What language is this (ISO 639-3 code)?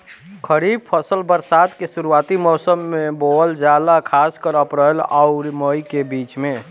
bho